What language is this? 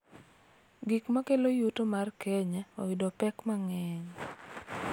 Luo (Kenya and Tanzania)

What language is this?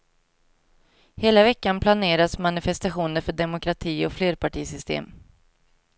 Swedish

